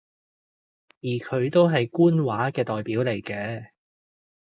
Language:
Cantonese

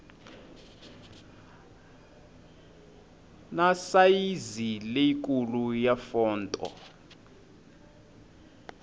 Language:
Tsonga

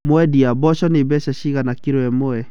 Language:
Kikuyu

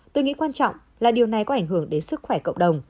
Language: Vietnamese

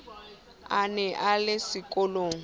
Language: Southern Sotho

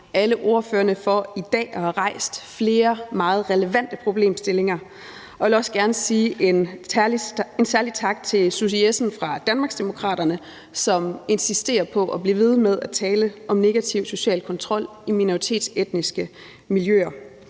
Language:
Danish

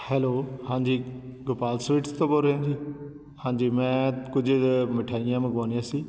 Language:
Punjabi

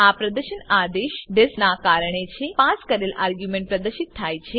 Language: Gujarati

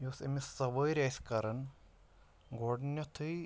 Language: Kashmiri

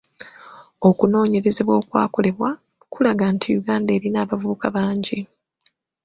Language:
Ganda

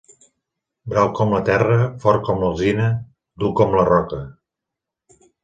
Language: Catalan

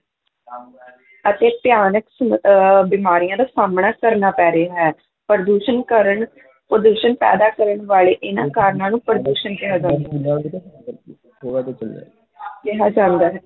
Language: Punjabi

